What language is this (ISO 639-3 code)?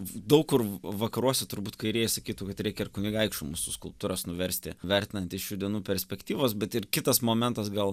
lit